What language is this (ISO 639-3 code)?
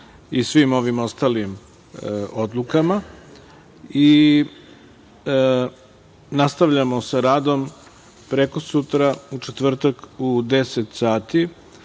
srp